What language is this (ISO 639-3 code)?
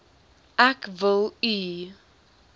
afr